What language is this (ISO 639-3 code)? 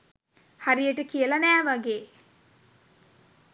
sin